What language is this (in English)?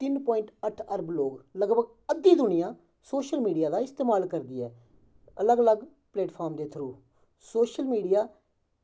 Dogri